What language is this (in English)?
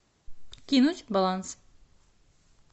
Russian